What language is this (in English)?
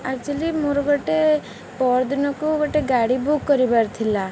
Odia